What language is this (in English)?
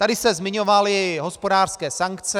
Czech